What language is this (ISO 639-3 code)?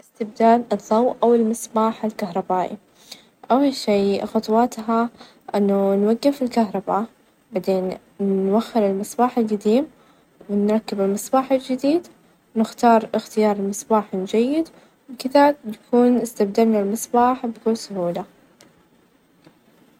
ars